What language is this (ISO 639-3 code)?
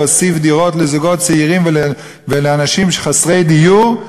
heb